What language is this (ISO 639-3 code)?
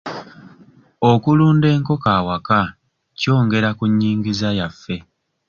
lug